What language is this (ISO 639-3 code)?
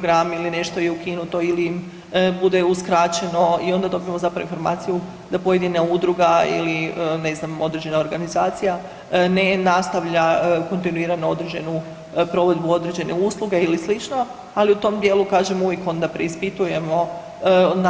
hrv